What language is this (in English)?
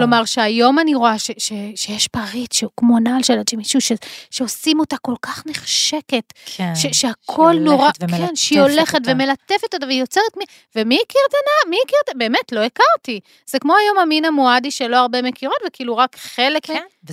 Hebrew